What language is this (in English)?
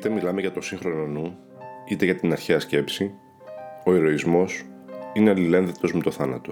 Greek